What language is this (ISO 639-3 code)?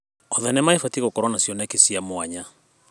kik